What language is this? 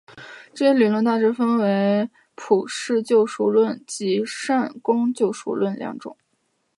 Chinese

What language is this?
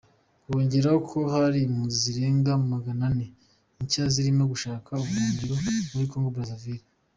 Kinyarwanda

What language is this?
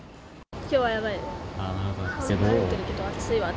Japanese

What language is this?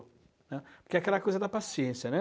Portuguese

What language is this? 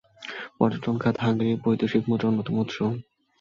Bangla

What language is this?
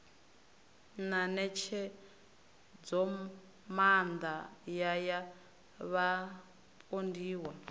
Venda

